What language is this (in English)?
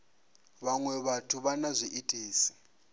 Venda